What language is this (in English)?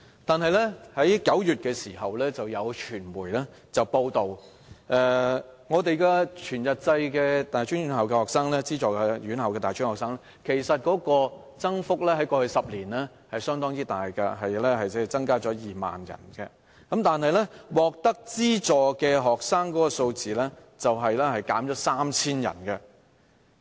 Cantonese